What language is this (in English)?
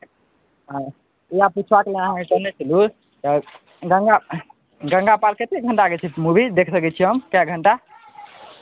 Maithili